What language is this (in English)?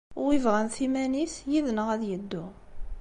Kabyle